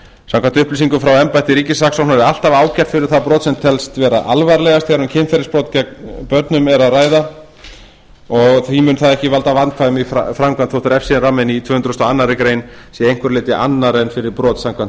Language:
Icelandic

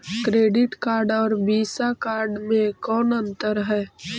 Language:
Magahi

